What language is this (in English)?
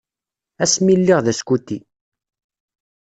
Kabyle